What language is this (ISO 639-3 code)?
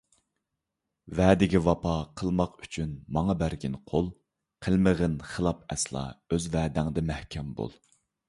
uig